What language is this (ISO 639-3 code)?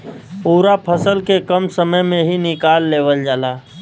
bho